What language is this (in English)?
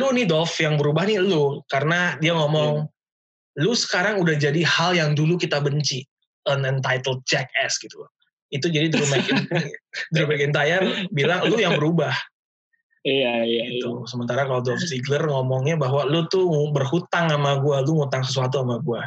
Indonesian